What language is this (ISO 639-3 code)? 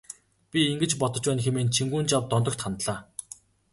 mon